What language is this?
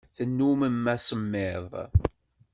Kabyle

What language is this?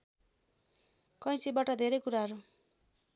Nepali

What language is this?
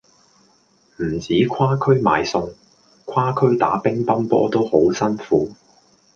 Cantonese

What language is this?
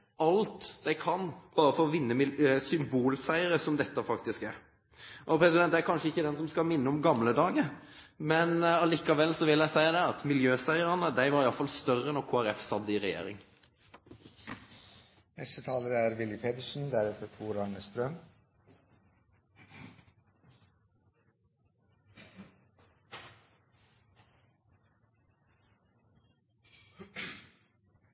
Norwegian Bokmål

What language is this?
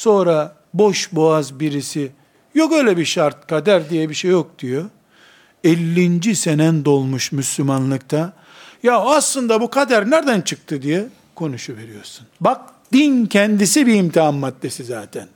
Turkish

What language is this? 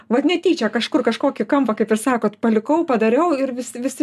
Lithuanian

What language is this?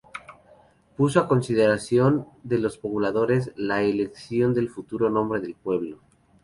Spanish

